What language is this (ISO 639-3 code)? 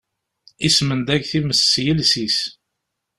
kab